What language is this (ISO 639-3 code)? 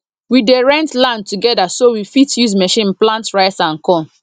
pcm